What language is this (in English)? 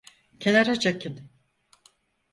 Turkish